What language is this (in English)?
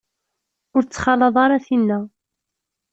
Kabyle